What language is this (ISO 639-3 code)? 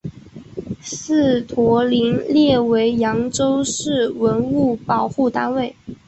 zho